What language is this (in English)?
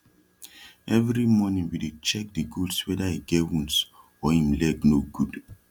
Nigerian Pidgin